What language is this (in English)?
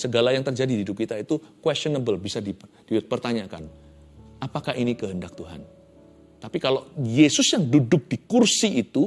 Indonesian